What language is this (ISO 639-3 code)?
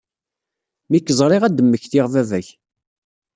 kab